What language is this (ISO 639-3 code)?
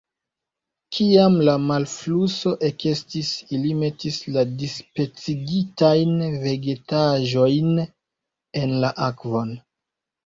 epo